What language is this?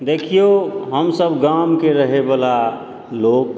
Maithili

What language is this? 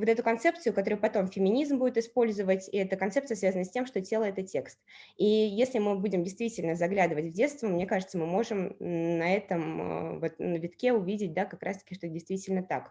Russian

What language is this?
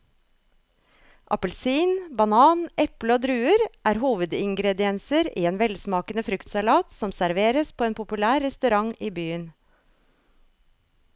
Norwegian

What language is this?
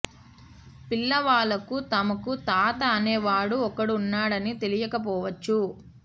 Telugu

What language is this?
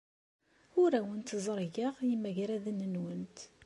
Kabyle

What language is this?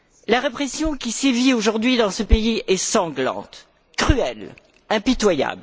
French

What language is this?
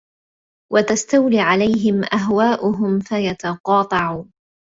Arabic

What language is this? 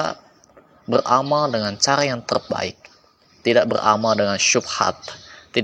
Indonesian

